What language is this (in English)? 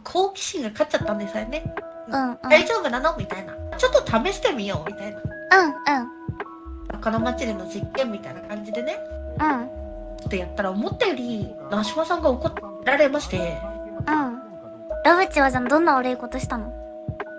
Japanese